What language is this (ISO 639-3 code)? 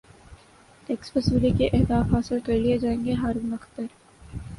urd